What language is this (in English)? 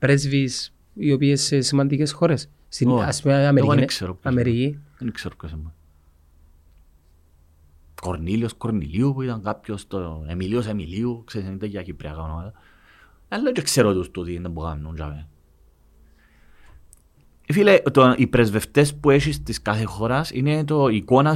Greek